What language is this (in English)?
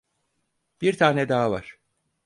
Turkish